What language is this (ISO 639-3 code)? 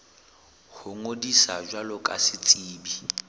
sot